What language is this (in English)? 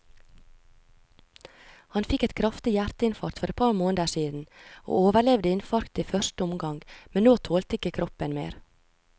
Norwegian